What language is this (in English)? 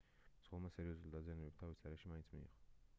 Georgian